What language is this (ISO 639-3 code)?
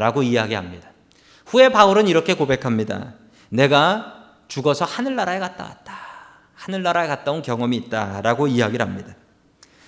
kor